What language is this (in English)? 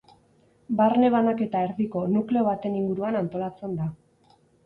Basque